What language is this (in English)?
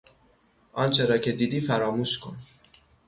Persian